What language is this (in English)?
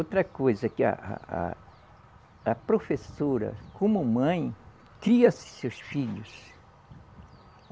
Portuguese